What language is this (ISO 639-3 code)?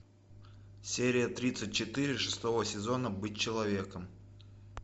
rus